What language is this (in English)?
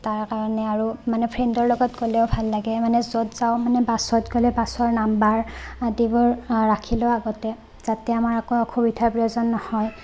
Assamese